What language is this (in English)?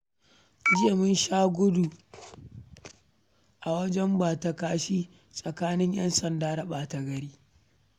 Hausa